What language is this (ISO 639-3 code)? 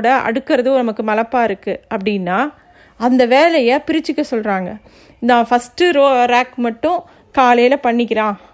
tam